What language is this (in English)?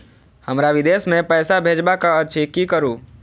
Maithili